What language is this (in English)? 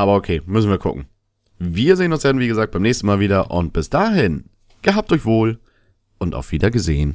German